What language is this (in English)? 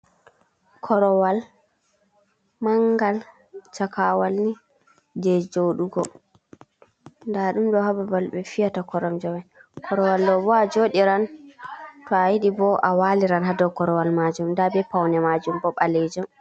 Fula